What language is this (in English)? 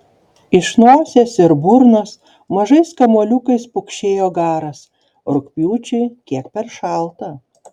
Lithuanian